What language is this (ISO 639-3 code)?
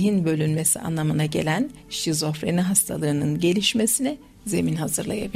tur